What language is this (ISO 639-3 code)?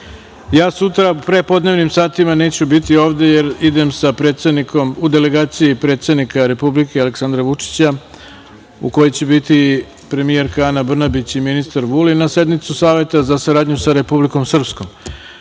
srp